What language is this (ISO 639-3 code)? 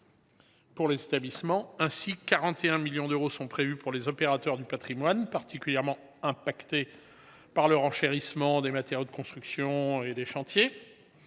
fra